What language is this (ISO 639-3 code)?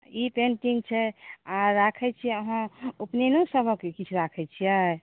mai